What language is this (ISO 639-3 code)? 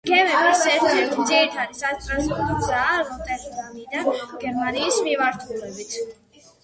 kat